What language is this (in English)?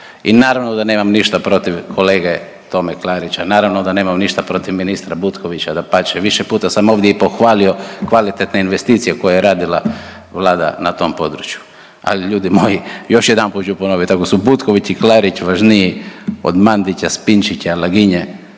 Croatian